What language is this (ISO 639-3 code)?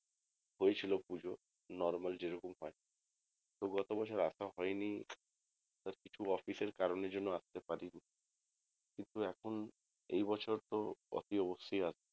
ben